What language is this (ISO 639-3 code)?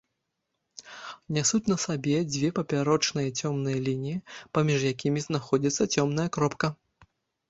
bel